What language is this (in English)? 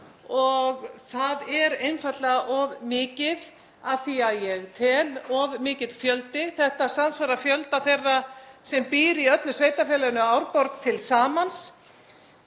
Icelandic